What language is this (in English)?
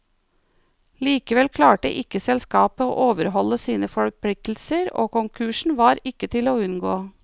Norwegian